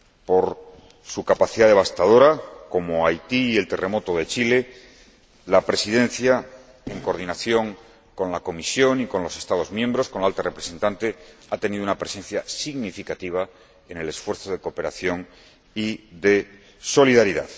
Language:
Spanish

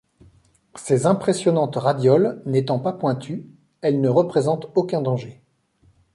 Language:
French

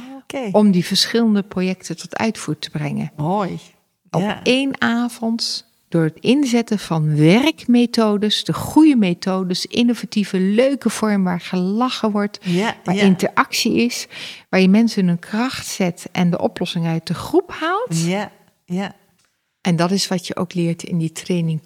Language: Dutch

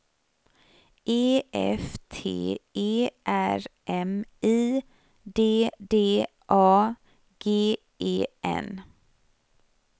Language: Swedish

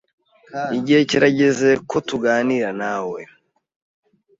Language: Kinyarwanda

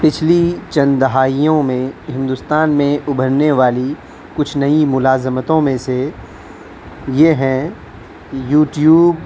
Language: Urdu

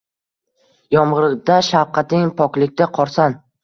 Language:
Uzbek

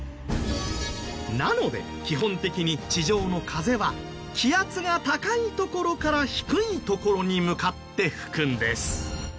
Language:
Japanese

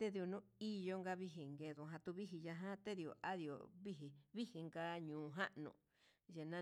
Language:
Huitepec Mixtec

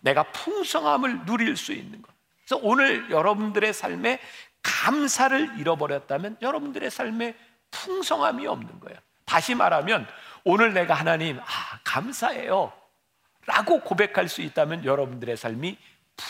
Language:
Korean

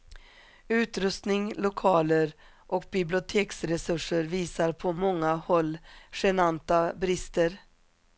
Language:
Swedish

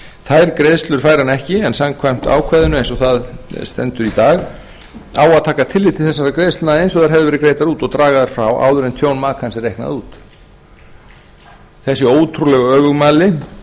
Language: Icelandic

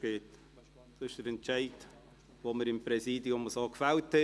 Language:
Swiss German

